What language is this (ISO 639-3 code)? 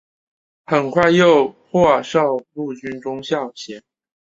zho